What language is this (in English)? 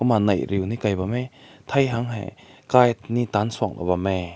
Rongmei Naga